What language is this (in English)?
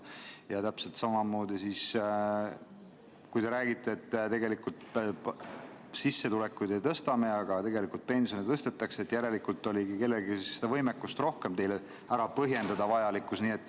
Estonian